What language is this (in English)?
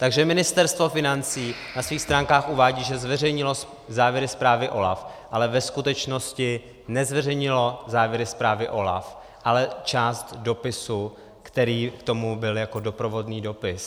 Czech